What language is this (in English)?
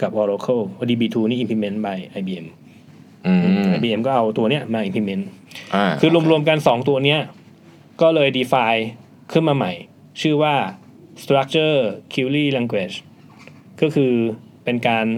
Thai